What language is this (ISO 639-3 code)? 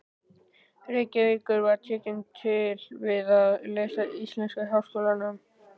isl